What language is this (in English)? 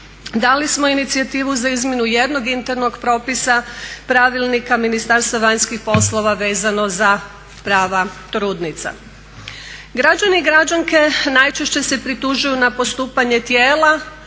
Croatian